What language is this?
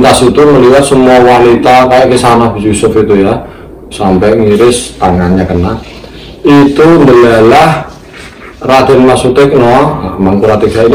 Indonesian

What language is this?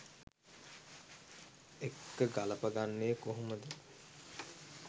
Sinhala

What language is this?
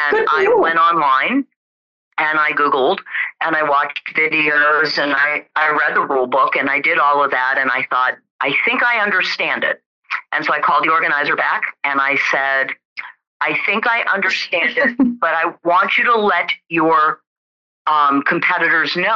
English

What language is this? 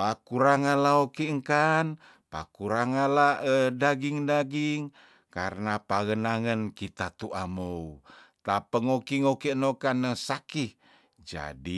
Tondano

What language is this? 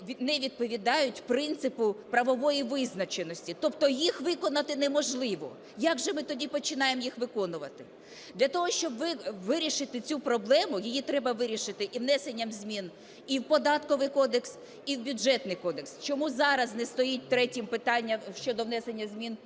Ukrainian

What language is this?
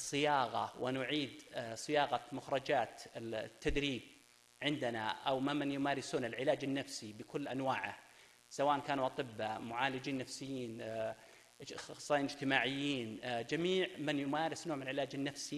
Arabic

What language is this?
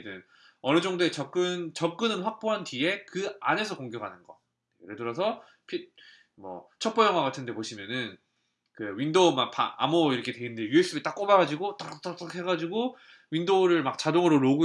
Korean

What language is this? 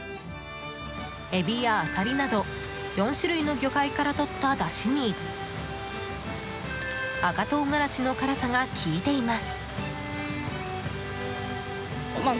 Japanese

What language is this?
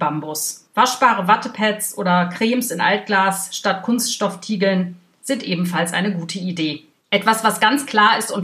German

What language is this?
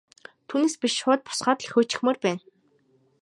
Mongolian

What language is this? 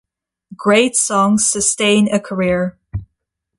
English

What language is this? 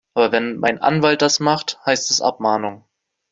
German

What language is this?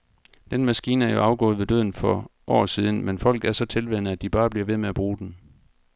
Danish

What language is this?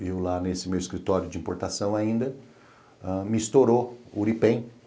Portuguese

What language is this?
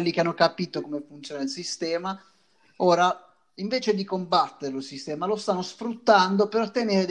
Italian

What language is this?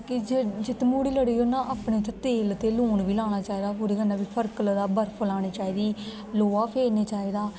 Dogri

